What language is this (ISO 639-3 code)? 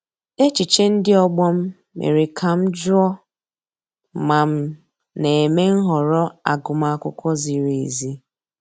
ibo